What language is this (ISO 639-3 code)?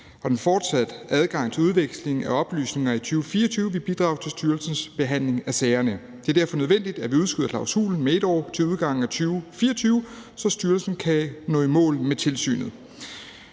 dan